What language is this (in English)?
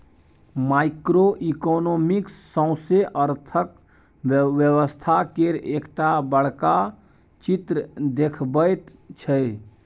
Maithili